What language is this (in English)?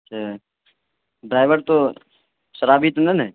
Urdu